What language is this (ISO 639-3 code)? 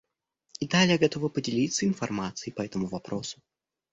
rus